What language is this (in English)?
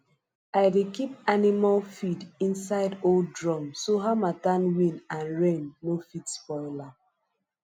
Nigerian Pidgin